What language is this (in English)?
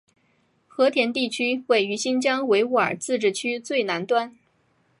Chinese